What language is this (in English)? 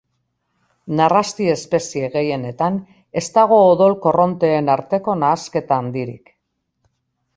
Basque